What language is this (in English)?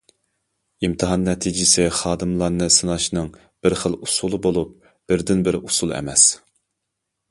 Uyghur